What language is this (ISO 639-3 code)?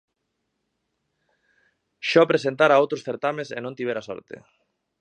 glg